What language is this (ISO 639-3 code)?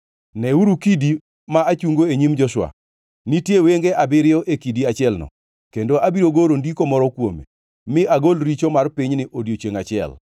luo